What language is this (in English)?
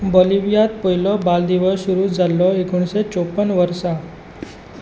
Konkani